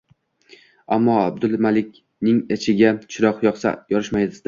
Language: Uzbek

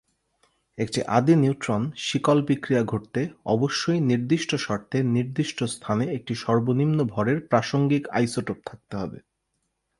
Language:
Bangla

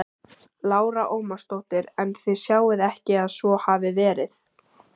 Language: Icelandic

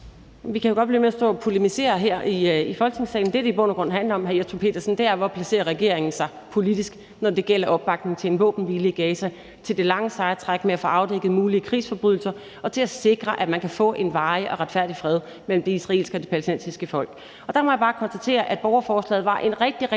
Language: Danish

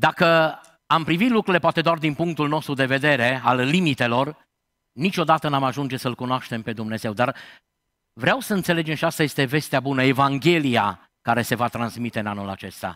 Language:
Romanian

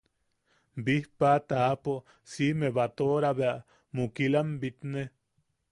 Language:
Yaqui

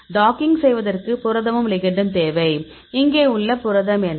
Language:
Tamil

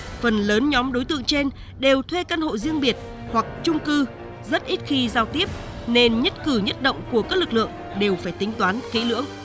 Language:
Vietnamese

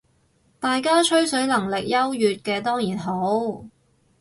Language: Cantonese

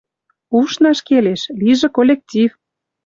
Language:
Western Mari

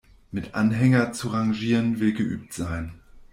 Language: German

